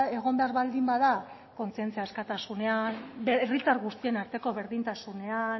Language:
Basque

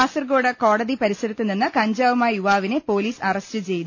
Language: Malayalam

